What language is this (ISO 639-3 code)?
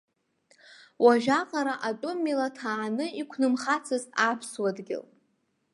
abk